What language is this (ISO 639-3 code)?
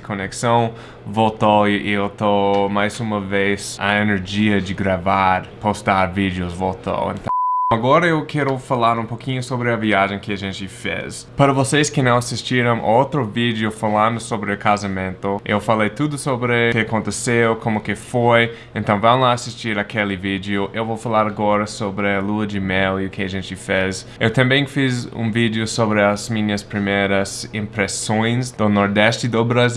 por